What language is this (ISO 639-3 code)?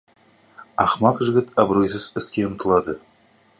kaz